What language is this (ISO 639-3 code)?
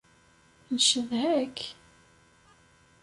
kab